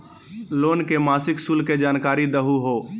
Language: Magahi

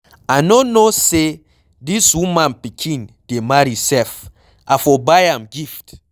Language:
Nigerian Pidgin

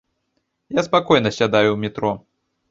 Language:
Belarusian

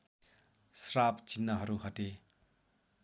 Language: Nepali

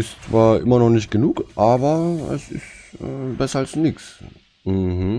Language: German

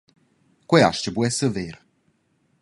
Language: Romansh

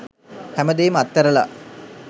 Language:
Sinhala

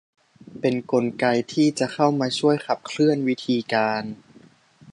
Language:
Thai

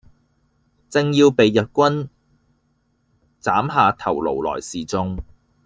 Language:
Cantonese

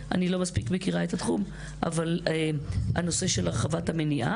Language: Hebrew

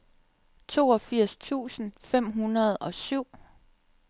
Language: Danish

